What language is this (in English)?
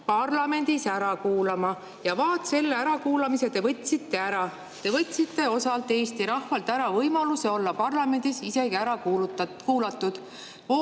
Estonian